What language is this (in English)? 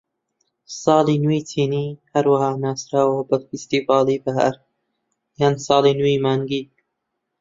Central Kurdish